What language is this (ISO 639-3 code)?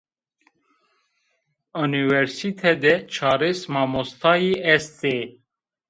zza